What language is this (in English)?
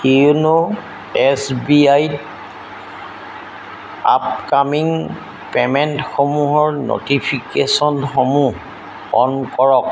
Assamese